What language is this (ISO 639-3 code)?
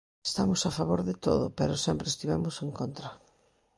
glg